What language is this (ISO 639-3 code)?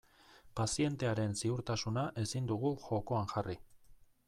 eus